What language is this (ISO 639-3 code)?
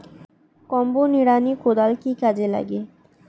ben